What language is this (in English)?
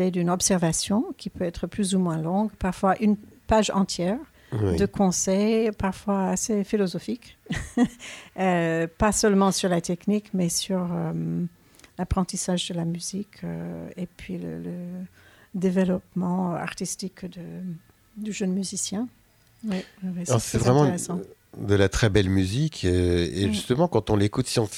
French